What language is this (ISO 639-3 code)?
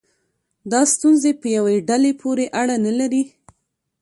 pus